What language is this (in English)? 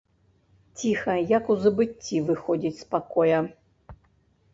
Belarusian